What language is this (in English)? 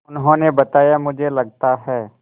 Hindi